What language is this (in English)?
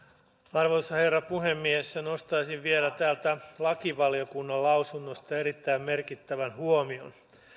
Finnish